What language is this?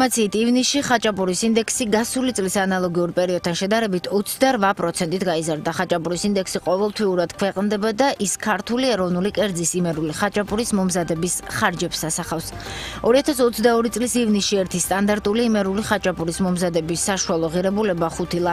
Romanian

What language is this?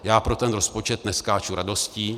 Czech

